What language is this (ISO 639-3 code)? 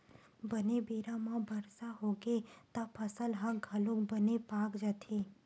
hne